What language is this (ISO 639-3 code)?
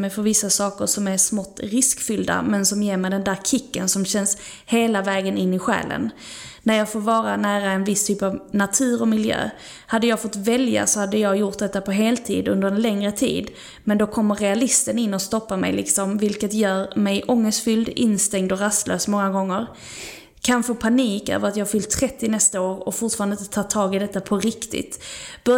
swe